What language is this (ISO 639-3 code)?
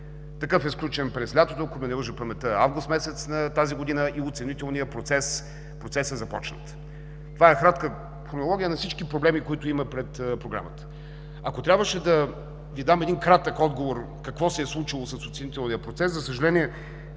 bul